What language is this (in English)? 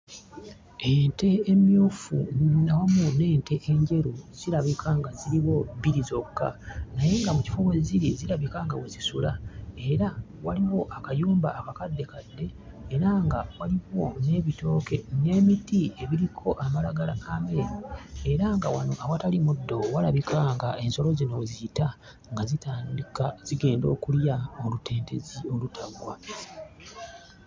Ganda